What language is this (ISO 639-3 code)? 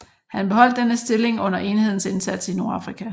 dan